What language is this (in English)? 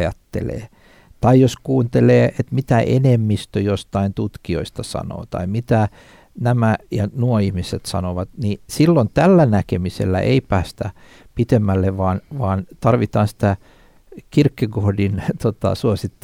Finnish